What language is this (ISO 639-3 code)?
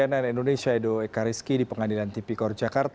ind